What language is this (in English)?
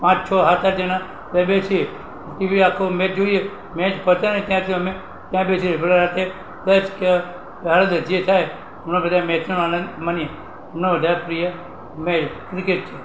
Gujarati